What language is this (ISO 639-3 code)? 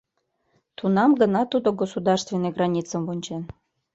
chm